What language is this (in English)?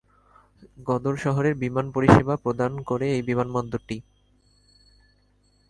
Bangla